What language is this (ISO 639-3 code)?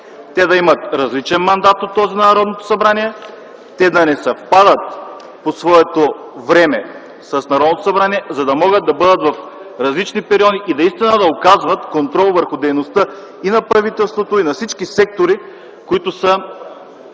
bul